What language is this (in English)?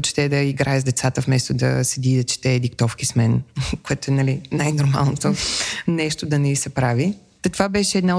Bulgarian